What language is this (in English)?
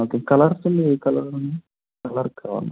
Telugu